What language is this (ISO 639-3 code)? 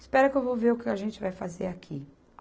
por